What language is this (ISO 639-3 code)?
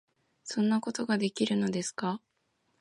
jpn